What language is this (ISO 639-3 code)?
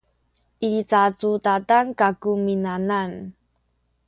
szy